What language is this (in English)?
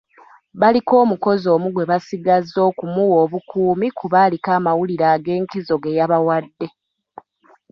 Ganda